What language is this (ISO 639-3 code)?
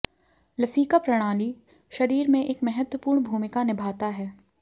hin